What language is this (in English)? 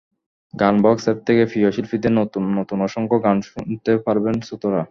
Bangla